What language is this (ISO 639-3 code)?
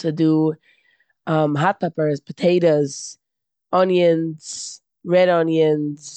yid